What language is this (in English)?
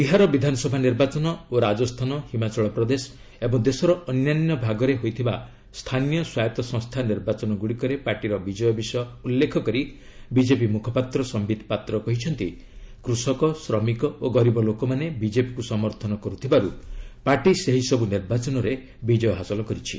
Odia